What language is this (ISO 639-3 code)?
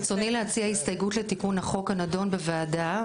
heb